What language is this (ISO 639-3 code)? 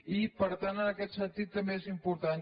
cat